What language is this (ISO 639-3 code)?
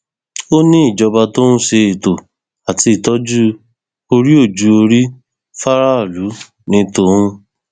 yor